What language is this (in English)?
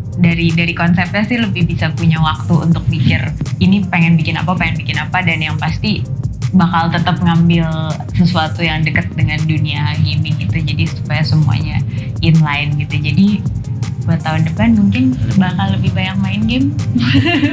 Indonesian